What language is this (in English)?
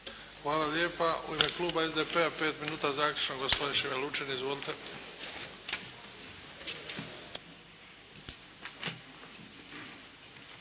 Croatian